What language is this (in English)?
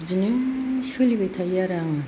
Bodo